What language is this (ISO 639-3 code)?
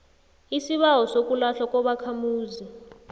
nbl